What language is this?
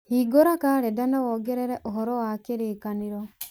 Kikuyu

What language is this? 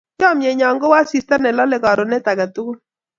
Kalenjin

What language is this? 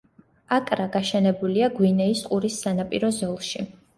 Georgian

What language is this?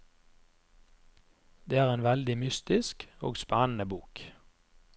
Norwegian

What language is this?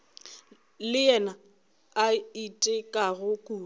Northern Sotho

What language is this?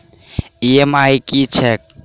Maithili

